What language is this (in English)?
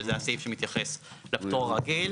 Hebrew